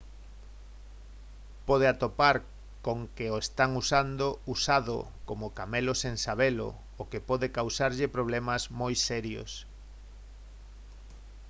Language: Galician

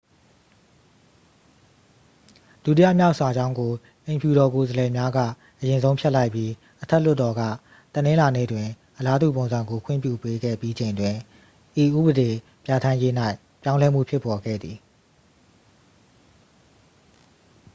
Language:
Burmese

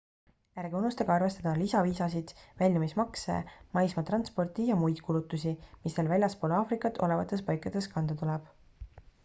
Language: Estonian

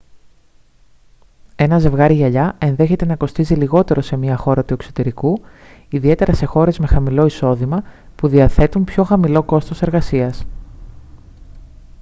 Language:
Greek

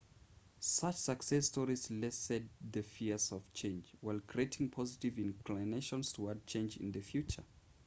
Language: English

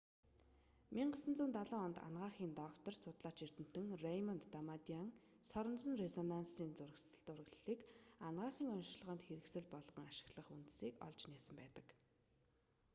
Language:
Mongolian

